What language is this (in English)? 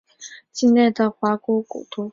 Chinese